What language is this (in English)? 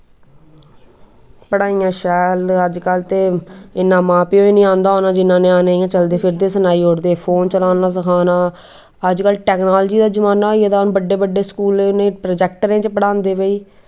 Dogri